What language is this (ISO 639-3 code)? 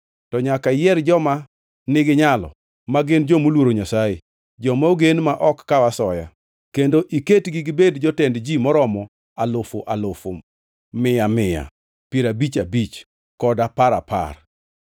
luo